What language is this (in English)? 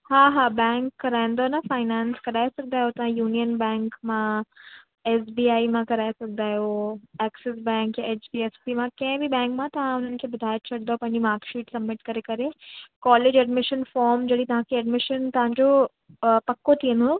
Sindhi